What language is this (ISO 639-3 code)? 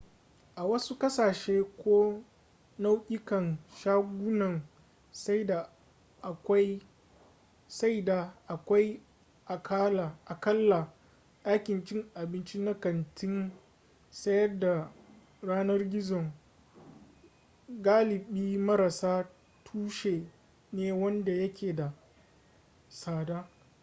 hau